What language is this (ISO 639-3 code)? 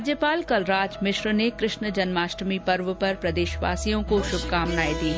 hin